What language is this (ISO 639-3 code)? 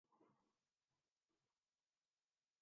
urd